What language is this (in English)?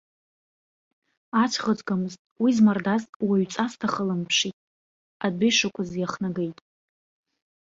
Abkhazian